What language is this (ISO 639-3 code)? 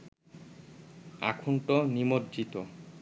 ben